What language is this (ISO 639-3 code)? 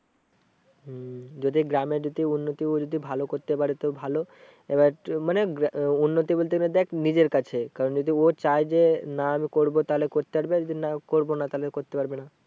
ben